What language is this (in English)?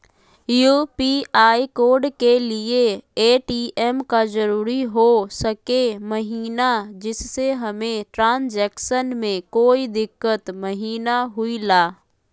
Magahi